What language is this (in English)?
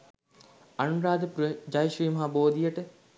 Sinhala